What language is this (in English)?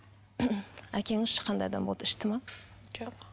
Kazakh